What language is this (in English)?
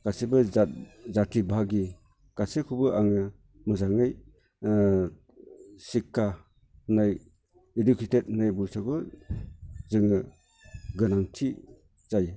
Bodo